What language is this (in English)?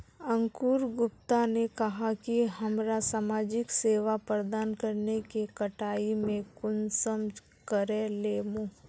Magahi